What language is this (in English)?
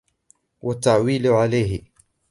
Arabic